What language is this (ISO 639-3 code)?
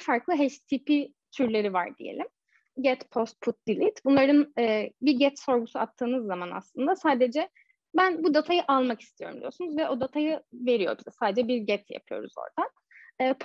tur